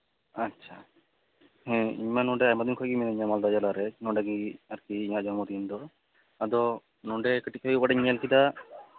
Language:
Santali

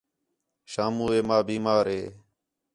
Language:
Khetrani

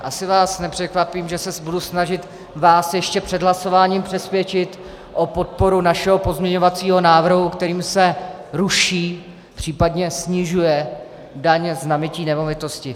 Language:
Czech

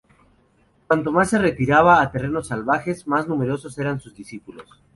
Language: Spanish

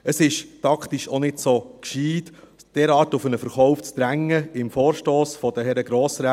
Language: Swiss German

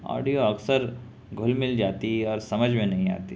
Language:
Urdu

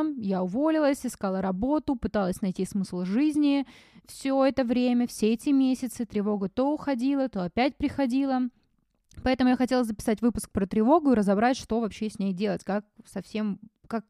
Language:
Russian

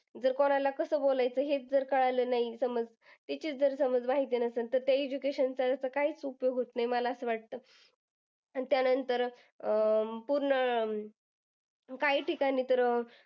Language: Marathi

